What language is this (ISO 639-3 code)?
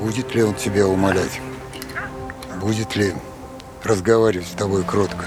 rus